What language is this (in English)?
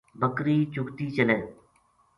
Gujari